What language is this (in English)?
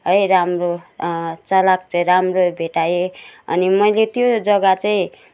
Nepali